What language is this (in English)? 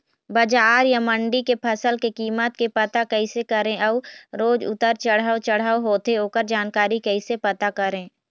Chhattisgarhi